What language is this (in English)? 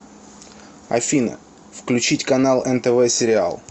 Russian